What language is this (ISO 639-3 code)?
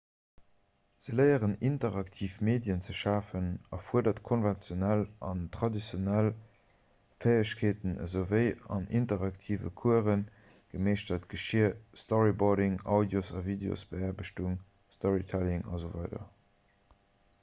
ltz